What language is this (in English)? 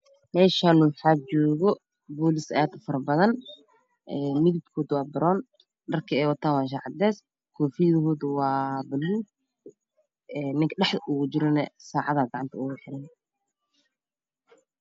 Somali